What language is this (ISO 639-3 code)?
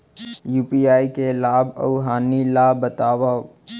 hne